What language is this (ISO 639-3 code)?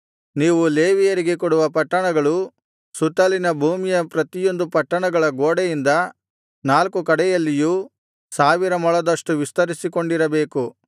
kan